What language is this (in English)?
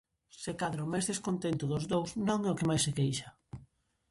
Galician